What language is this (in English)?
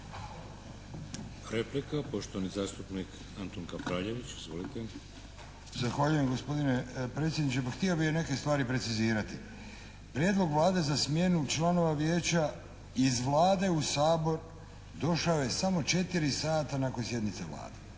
Croatian